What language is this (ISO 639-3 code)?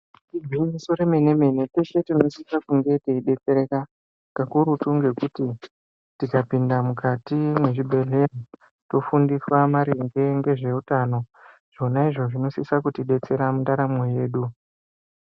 ndc